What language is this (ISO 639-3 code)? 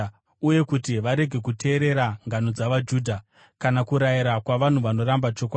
sna